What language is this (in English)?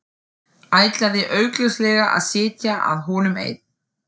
Icelandic